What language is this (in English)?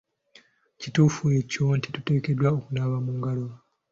Ganda